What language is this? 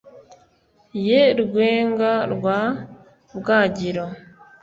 Kinyarwanda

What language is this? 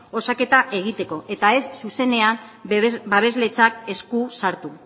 Basque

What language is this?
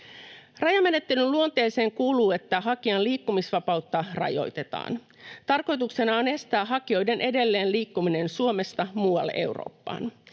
Finnish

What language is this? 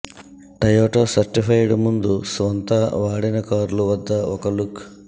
Telugu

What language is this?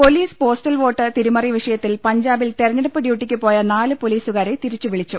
Malayalam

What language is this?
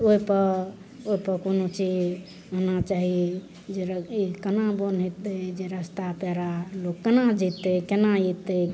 Maithili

